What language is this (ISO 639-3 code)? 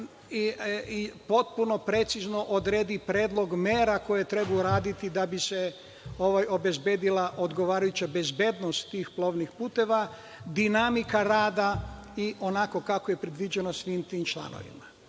srp